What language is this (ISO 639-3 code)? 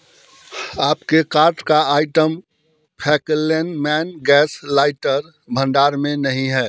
hin